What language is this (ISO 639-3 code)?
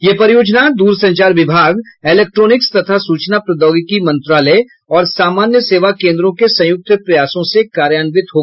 hin